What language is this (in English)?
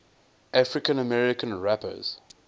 English